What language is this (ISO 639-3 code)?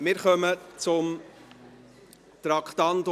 gsw